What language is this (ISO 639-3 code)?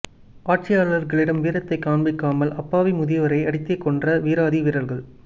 tam